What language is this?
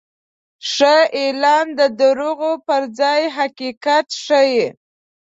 Pashto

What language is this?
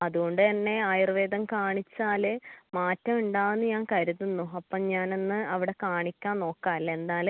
Malayalam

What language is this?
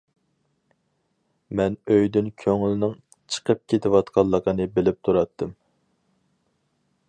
Uyghur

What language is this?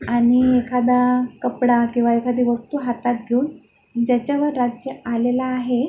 Marathi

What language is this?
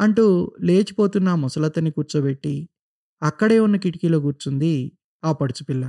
Telugu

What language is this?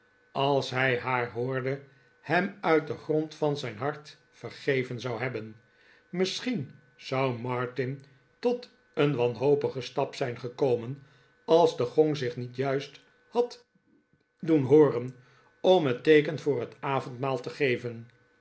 Dutch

